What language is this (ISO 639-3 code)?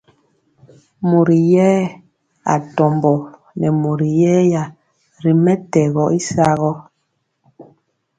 mcx